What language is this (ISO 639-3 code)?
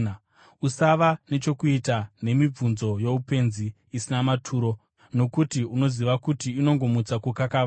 sna